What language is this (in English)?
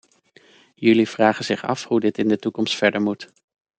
Dutch